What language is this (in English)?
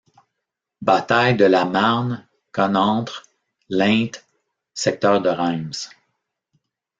French